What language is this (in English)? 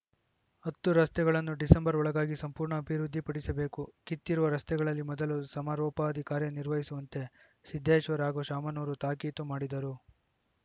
Kannada